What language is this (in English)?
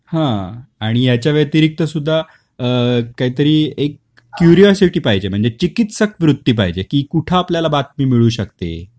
Marathi